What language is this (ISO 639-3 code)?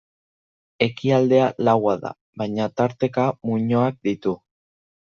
eus